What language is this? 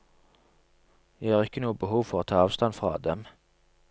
Norwegian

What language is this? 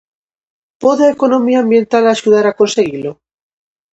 Galician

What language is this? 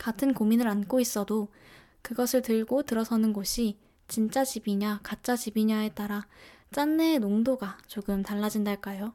Korean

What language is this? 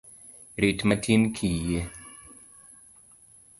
Luo (Kenya and Tanzania)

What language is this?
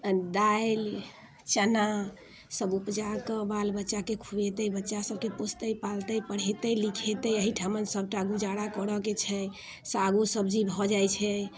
Maithili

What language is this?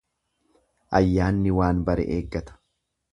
Oromo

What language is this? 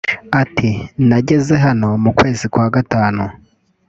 Kinyarwanda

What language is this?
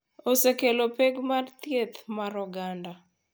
Luo (Kenya and Tanzania)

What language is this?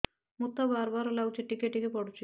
Odia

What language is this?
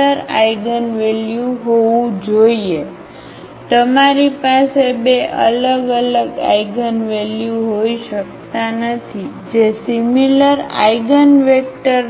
Gujarati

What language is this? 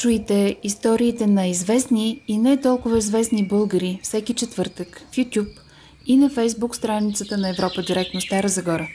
Bulgarian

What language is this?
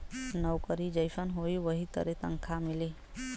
Bhojpuri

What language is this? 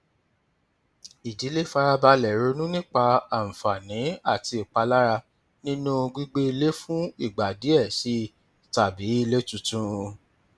Yoruba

